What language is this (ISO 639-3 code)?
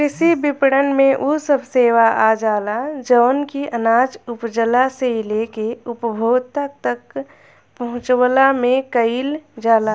bho